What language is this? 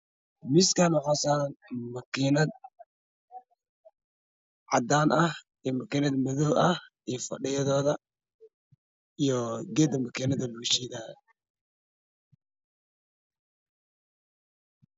Somali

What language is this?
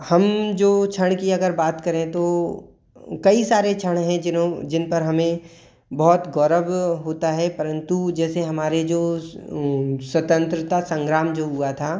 Hindi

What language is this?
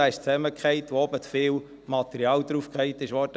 Swiss German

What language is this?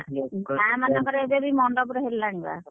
Odia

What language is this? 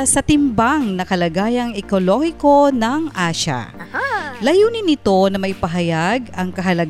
Filipino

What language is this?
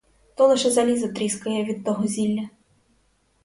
Ukrainian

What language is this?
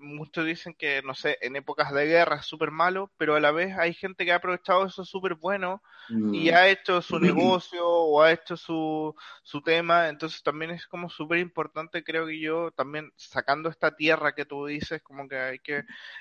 Spanish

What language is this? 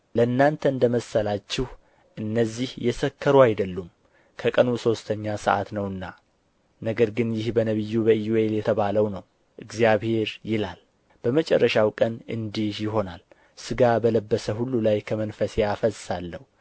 Amharic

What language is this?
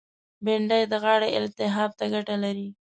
Pashto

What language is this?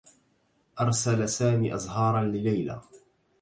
Arabic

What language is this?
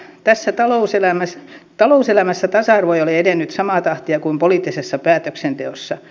Finnish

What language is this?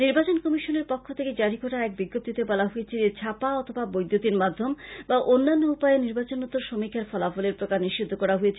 Bangla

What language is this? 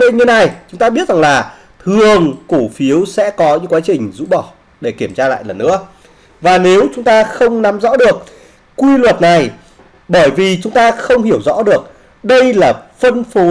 Vietnamese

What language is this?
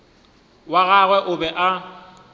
Northern Sotho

